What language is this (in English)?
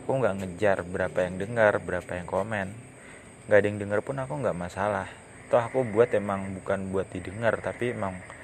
Indonesian